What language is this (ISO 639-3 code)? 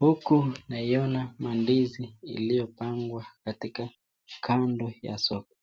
swa